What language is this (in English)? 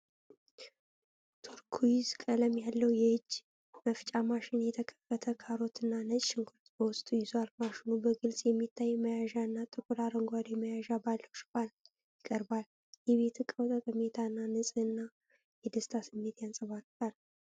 Amharic